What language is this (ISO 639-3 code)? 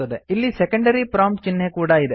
kan